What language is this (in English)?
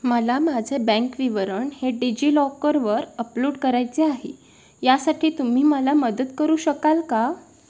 Marathi